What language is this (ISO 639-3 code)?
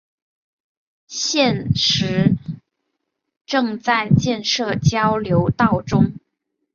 zho